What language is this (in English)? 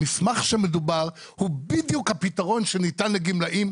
Hebrew